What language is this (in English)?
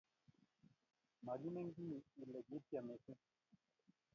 Kalenjin